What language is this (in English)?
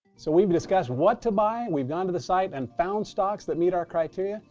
English